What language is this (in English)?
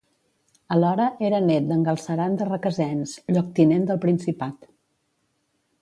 Catalan